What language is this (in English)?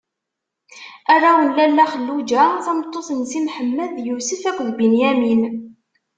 Kabyle